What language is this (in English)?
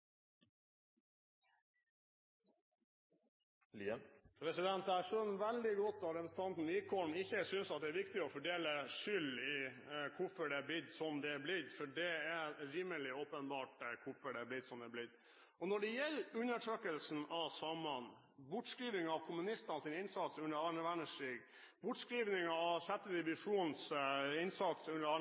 Norwegian Bokmål